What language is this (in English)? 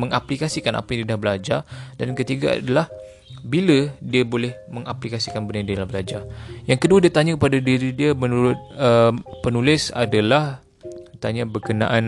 Malay